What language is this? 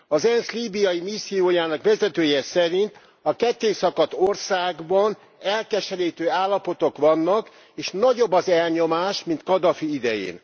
Hungarian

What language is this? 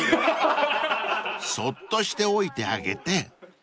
Japanese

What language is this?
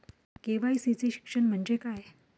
Marathi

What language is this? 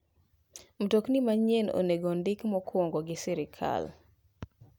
Luo (Kenya and Tanzania)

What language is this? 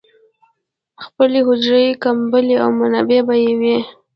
Pashto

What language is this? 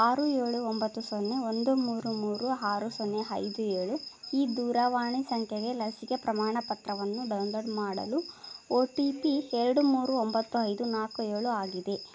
Kannada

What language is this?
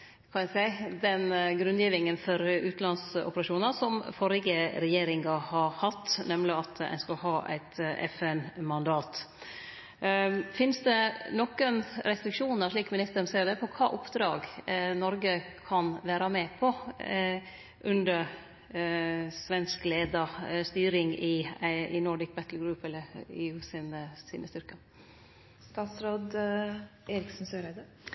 Norwegian Nynorsk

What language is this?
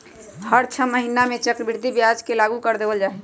Magahi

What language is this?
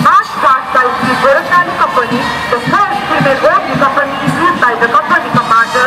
Thai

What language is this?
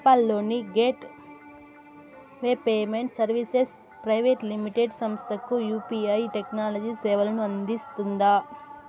Telugu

